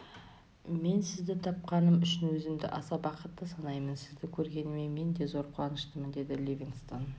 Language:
Kazakh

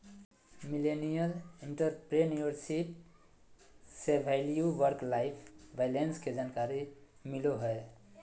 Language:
Magahi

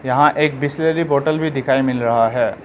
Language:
Hindi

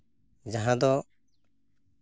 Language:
Santali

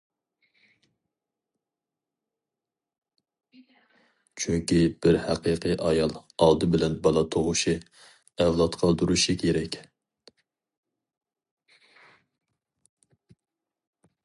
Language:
Uyghur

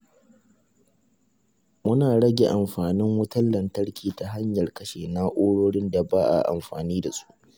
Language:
Hausa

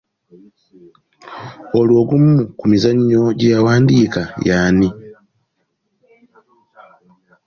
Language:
Ganda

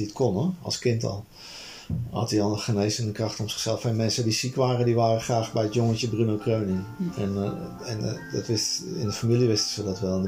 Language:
Dutch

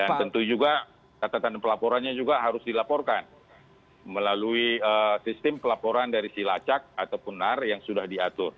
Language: Indonesian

